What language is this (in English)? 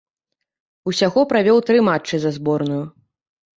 Belarusian